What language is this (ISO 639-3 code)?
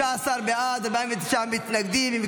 heb